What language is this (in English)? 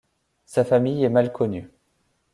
French